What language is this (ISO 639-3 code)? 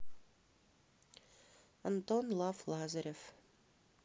rus